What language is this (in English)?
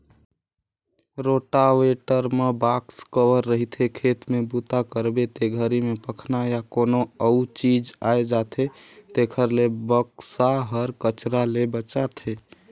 Chhattisgarhi